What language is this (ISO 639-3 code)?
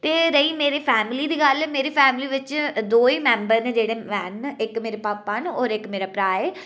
doi